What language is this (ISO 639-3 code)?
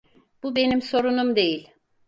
tur